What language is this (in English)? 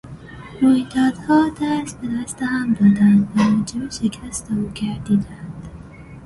Persian